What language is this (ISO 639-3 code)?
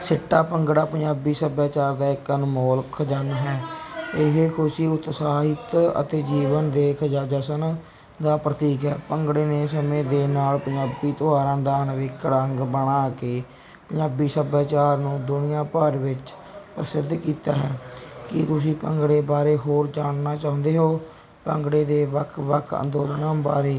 pan